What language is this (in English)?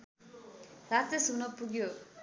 Nepali